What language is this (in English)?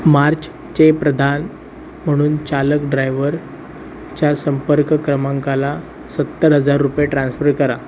Marathi